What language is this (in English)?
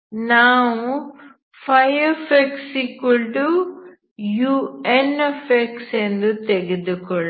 Kannada